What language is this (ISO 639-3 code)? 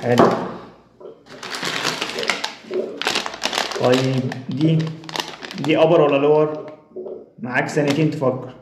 ara